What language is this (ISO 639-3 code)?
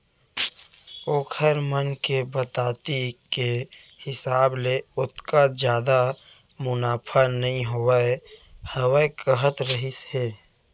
hne